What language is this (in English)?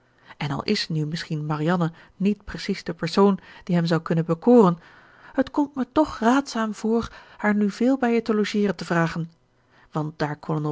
Dutch